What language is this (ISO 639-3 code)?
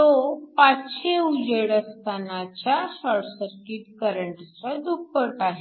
mar